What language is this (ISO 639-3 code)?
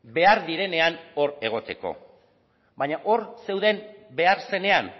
eus